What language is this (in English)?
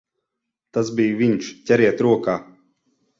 Latvian